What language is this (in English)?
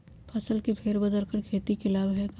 Magahi